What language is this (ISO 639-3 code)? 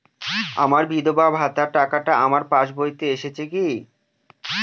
ben